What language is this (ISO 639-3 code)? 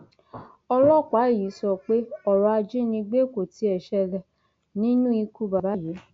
yor